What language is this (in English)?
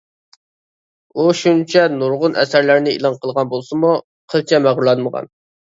Uyghur